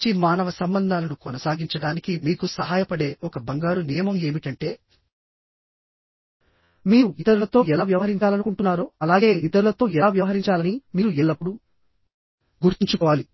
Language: Telugu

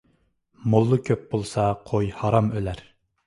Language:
Uyghur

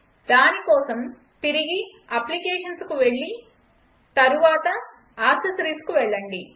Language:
Telugu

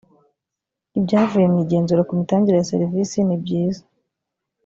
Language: Kinyarwanda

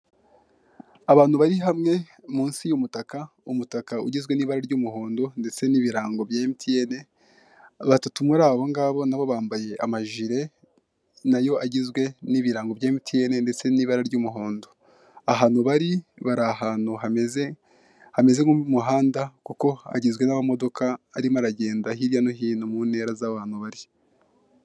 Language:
Kinyarwanda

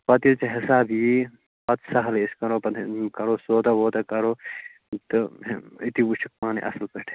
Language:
Kashmiri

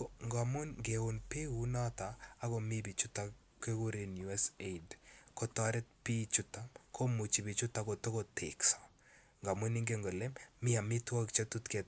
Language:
Kalenjin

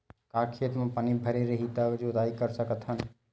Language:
Chhattisgarhi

